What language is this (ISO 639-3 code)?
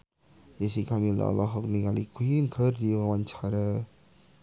sun